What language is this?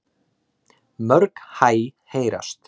Icelandic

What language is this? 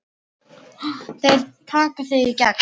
Icelandic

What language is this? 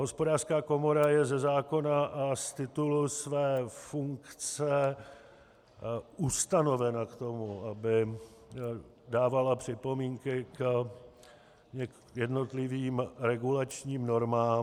Czech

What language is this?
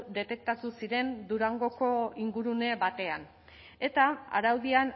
Basque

